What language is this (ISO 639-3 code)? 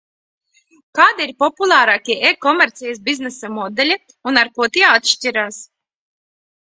lav